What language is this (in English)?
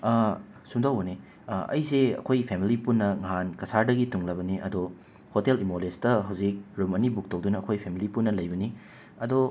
Manipuri